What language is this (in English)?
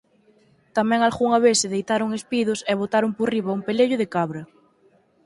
Galician